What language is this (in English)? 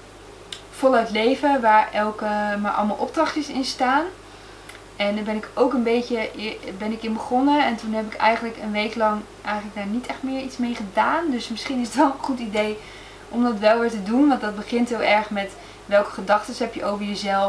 Dutch